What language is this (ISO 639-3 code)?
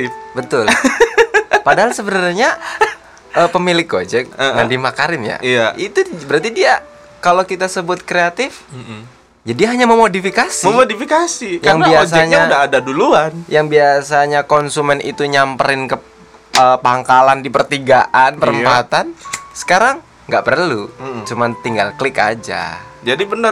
ind